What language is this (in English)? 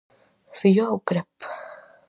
Galician